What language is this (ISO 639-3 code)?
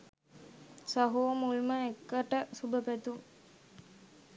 sin